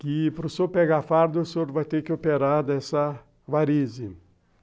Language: Portuguese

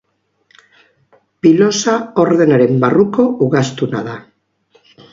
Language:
Basque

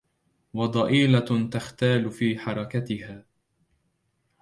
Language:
Arabic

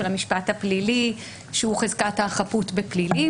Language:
Hebrew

